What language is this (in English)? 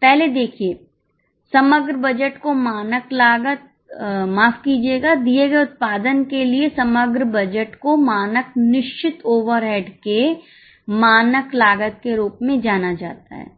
Hindi